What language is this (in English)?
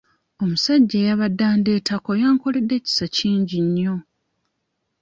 Ganda